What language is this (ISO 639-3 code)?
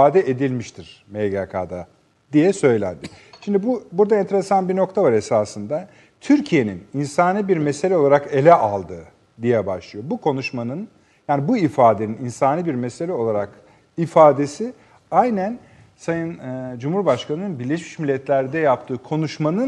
tur